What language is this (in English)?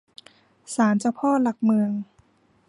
Thai